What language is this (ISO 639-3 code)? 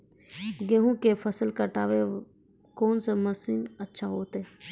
mai